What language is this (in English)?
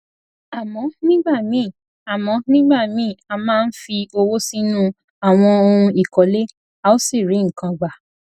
Yoruba